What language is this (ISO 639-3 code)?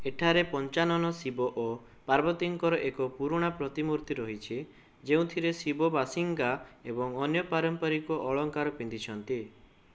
ori